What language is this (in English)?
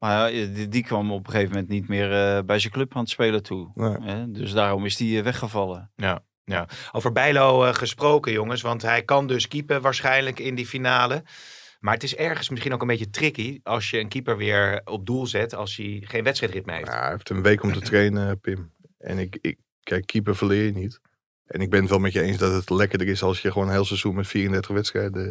Dutch